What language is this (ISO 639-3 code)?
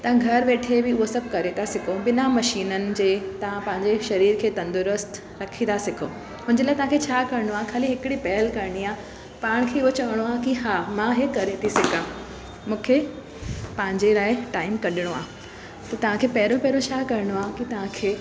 snd